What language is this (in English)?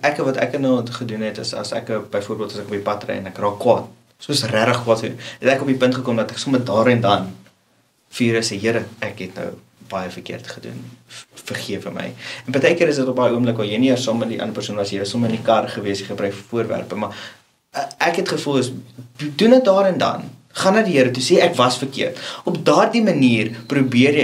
Dutch